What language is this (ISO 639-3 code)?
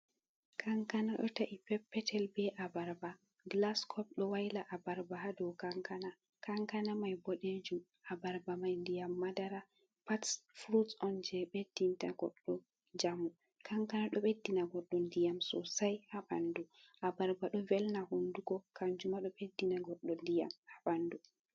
ful